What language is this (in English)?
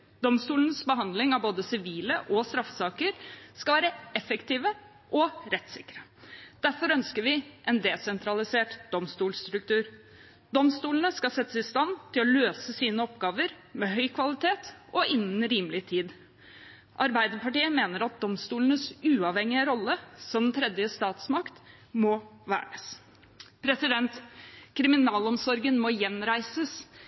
Norwegian Bokmål